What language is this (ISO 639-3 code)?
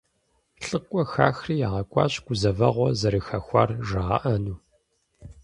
kbd